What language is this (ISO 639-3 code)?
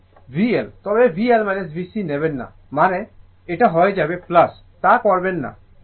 ben